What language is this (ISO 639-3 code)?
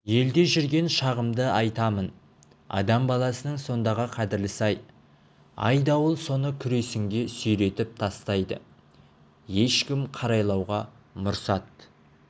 kaz